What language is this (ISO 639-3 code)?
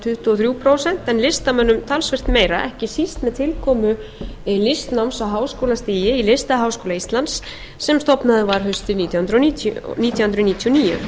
isl